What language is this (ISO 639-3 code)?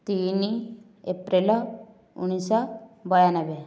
ori